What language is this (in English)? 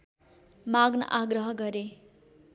Nepali